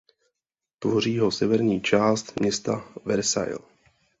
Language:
Czech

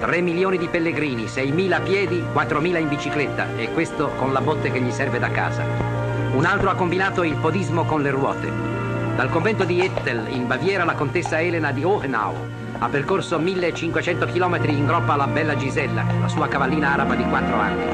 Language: Italian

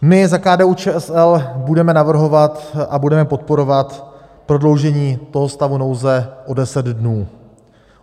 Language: Czech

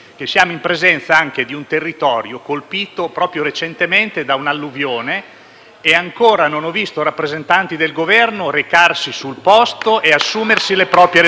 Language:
Italian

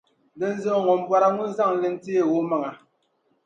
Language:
Dagbani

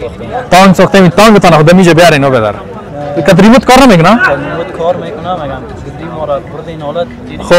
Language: Persian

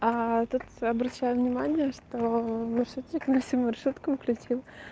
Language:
Russian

